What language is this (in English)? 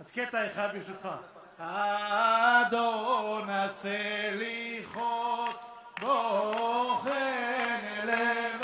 Hebrew